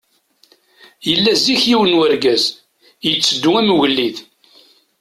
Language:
Kabyle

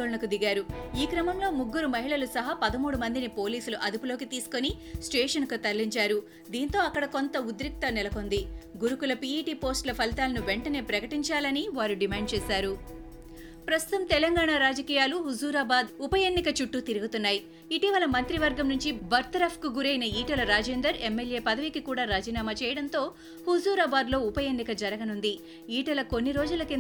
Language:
Telugu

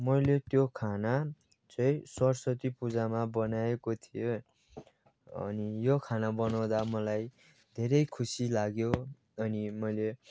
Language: Nepali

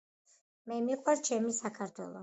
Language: Georgian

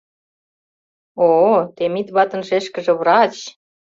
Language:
Mari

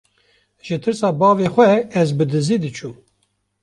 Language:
Kurdish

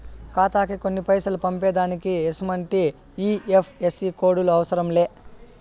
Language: Telugu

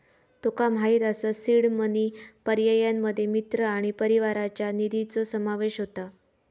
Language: Marathi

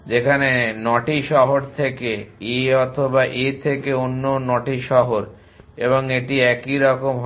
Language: Bangla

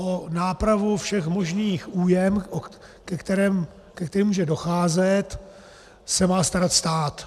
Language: Czech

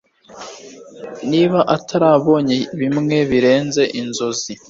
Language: Kinyarwanda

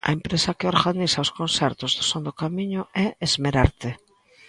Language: Galician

